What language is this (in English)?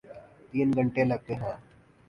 Urdu